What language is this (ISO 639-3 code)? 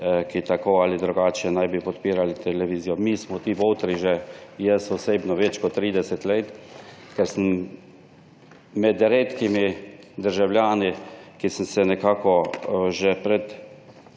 slv